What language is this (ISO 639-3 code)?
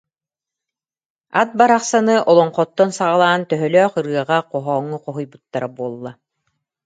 sah